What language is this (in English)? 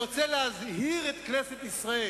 Hebrew